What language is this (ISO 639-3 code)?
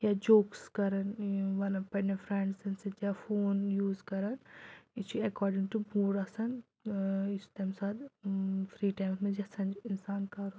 kas